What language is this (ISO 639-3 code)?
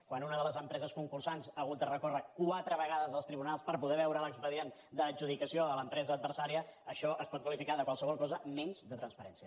cat